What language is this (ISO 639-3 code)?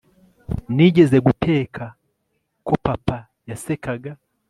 kin